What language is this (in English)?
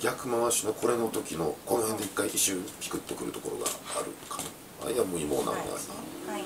Japanese